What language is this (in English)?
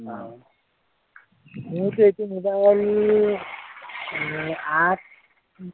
Assamese